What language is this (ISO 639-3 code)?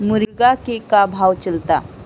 bho